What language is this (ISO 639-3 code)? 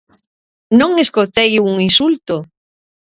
glg